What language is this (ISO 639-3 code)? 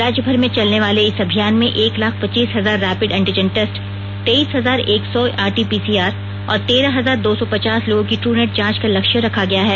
hin